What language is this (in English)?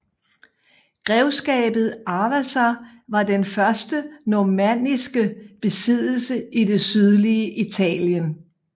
Danish